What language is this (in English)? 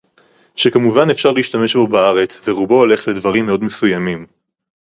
Hebrew